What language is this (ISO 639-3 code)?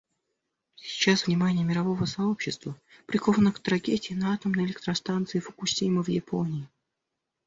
rus